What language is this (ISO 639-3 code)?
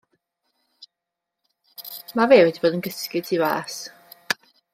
cym